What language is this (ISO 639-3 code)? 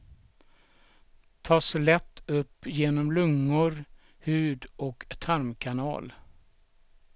swe